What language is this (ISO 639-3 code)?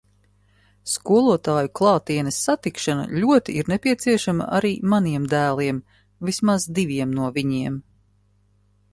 lav